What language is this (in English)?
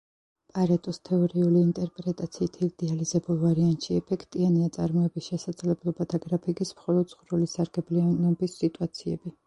Georgian